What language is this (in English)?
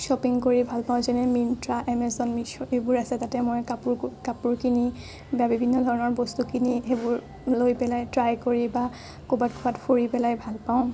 Assamese